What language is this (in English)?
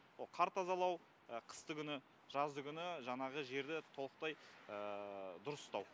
Kazakh